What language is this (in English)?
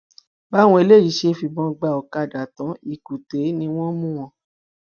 Yoruba